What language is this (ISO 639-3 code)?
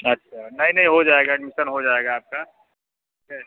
hin